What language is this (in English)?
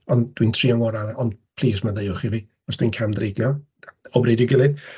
Welsh